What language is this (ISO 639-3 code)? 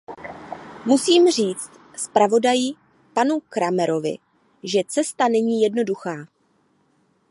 ces